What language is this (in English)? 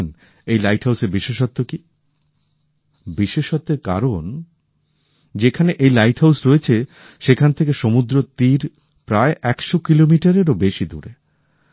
Bangla